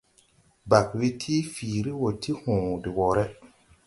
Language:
Tupuri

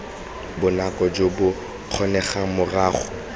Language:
Tswana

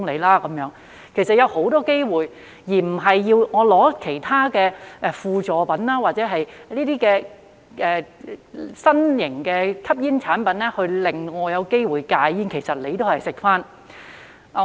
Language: Cantonese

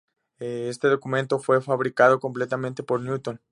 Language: Spanish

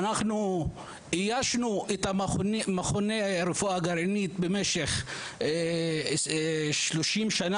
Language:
Hebrew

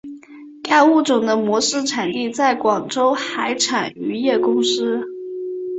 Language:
Chinese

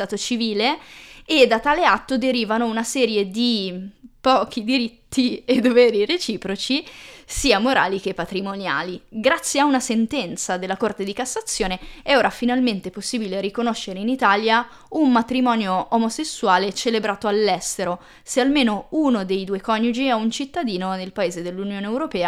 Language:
Italian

